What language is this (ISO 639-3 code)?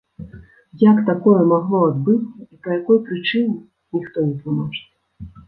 bel